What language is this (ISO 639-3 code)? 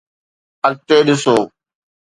snd